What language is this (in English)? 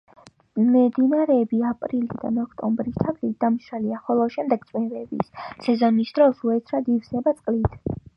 Georgian